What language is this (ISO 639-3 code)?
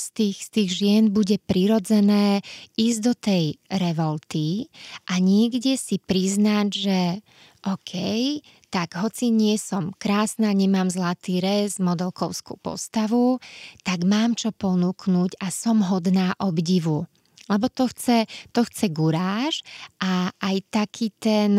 slk